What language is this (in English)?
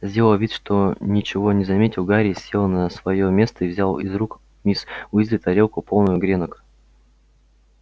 Russian